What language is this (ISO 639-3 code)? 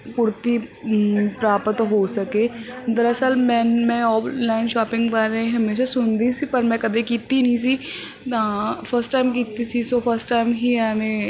pan